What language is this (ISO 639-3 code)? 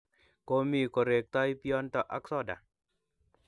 kln